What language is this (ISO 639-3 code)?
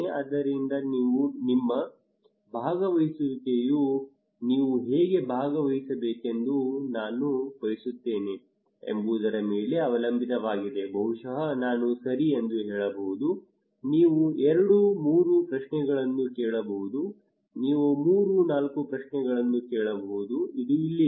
kan